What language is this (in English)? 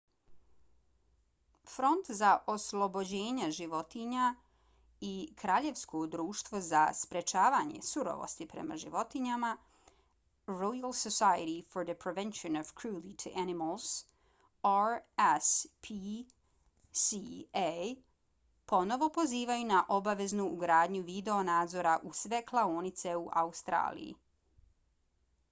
Bosnian